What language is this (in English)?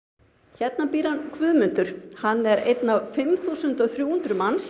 Icelandic